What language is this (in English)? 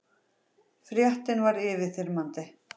Icelandic